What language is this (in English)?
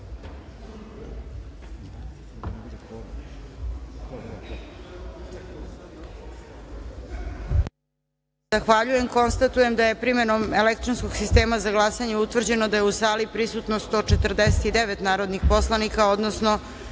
Serbian